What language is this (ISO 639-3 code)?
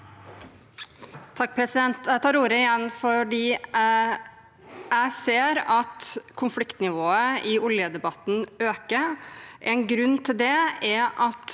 nor